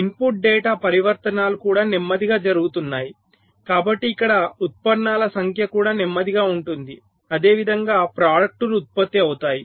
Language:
Telugu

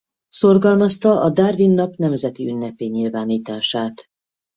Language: Hungarian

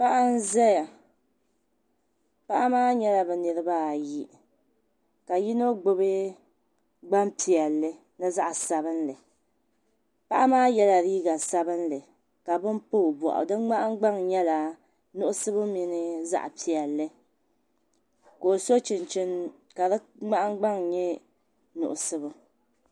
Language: Dagbani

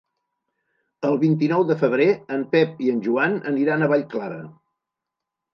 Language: Catalan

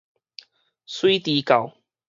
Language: Min Nan Chinese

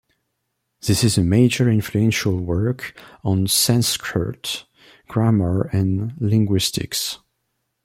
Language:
English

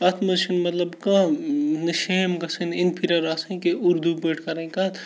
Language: Kashmiri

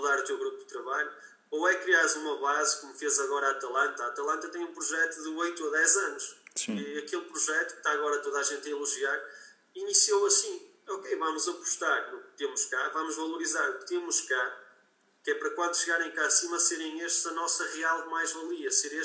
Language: Portuguese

